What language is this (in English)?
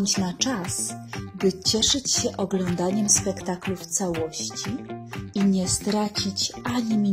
Polish